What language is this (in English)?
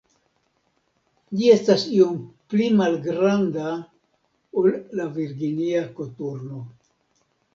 Esperanto